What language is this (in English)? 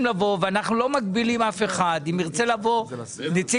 Hebrew